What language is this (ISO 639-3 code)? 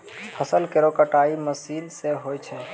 mai